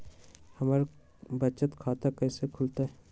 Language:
Magahi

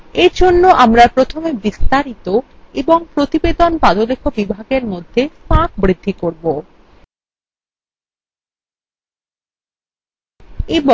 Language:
Bangla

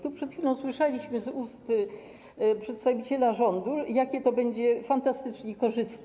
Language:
Polish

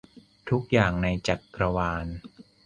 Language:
Thai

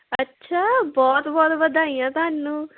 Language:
Punjabi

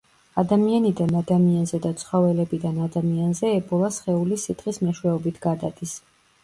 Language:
Georgian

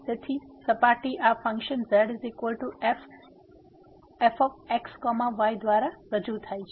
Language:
Gujarati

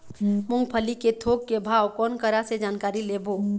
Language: Chhattisgarhi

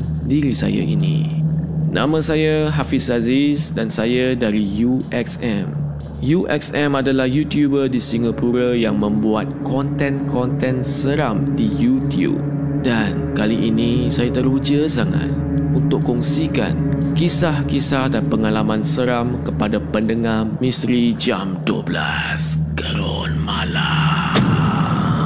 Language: Malay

